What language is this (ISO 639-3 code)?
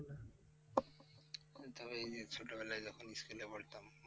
ben